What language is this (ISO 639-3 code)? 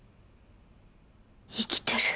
jpn